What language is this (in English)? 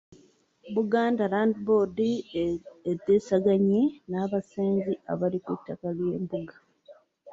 Ganda